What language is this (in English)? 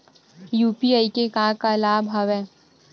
Chhattisgarhi